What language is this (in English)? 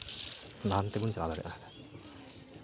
Santali